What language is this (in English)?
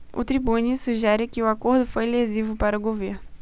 Portuguese